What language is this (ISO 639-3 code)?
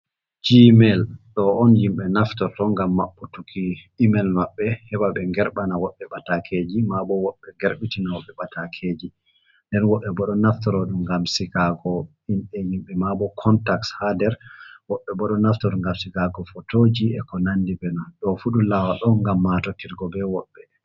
ful